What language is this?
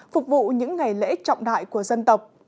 Vietnamese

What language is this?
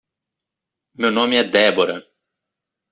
Portuguese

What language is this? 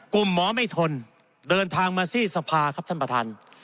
Thai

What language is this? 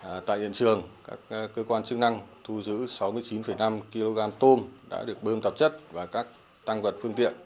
Vietnamese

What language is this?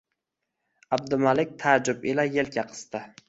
Uzbek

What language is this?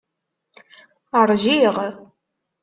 Kabyle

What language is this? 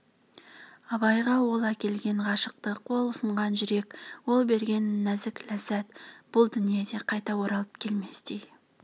Kazakh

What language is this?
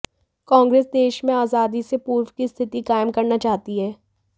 Hindi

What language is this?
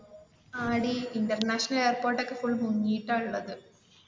Malayalam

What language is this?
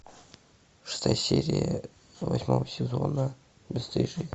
Russian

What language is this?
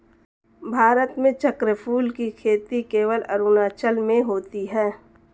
Hindi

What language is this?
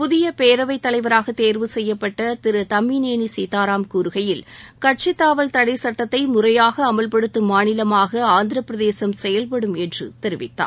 Tamil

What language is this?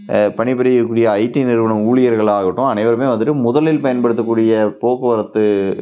Tamil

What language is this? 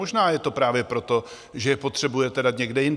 Czech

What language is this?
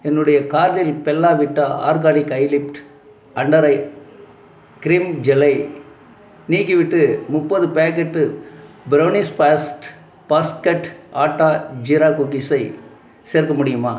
Tamil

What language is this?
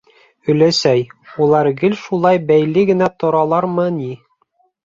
Bashkir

